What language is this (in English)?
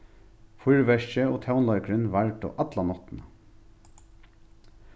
Faroese